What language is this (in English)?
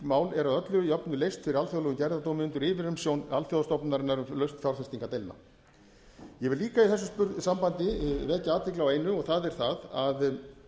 Icelandic